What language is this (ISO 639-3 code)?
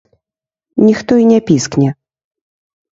bel